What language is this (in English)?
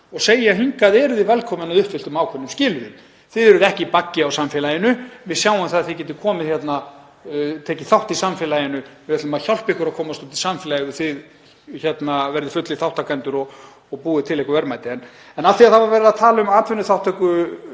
Icelandic